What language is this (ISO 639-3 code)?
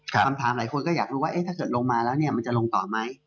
tha